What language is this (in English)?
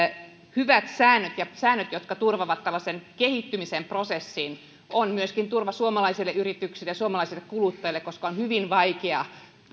Finnish